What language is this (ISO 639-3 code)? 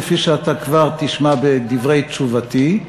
heb